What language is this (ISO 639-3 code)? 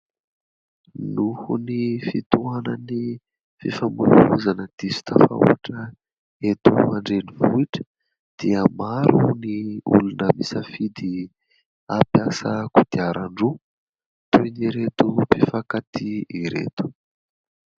mlg